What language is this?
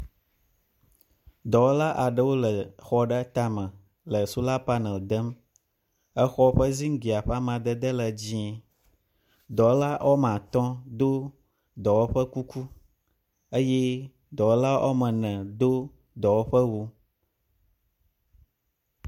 Ewe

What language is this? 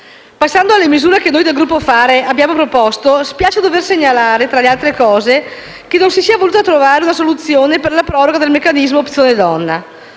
Italian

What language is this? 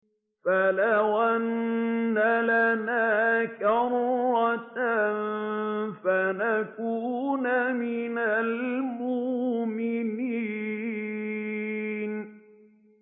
Arabic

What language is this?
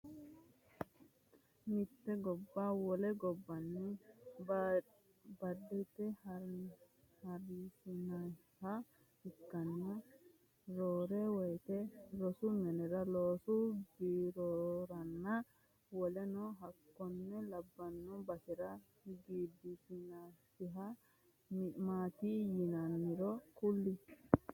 Sidamo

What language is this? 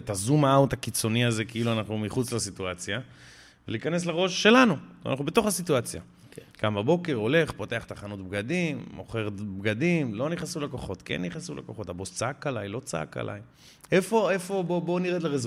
Hebrew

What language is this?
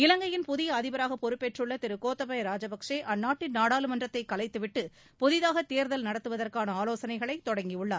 Tamil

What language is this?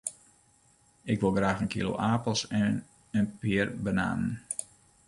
Western Frisian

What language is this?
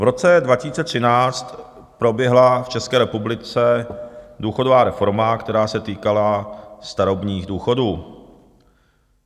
Czech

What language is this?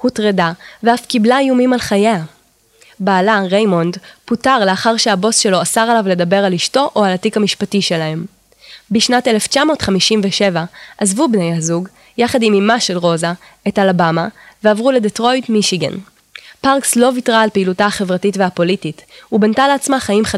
Hebrew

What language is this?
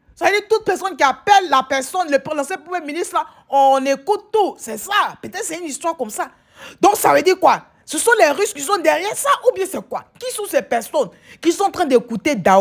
French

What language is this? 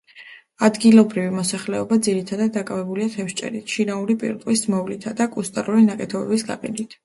Georgian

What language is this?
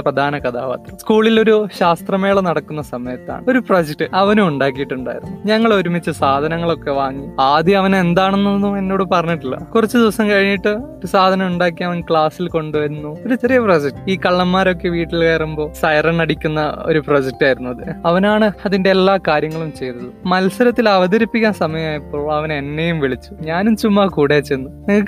Malayalam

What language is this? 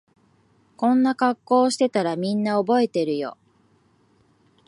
Japanese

